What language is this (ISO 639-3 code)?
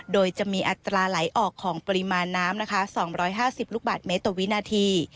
tha